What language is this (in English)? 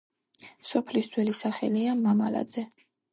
Georgian